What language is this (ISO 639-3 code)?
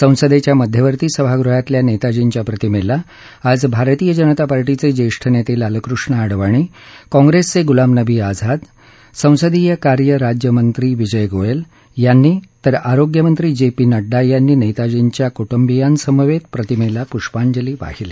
mar